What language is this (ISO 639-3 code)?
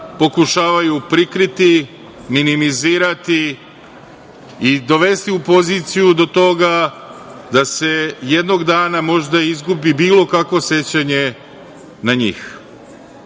srp